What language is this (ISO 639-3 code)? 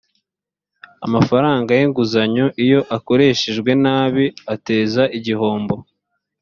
kin